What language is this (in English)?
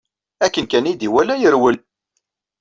Kabyle